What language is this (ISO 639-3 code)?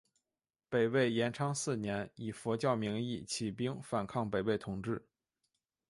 zho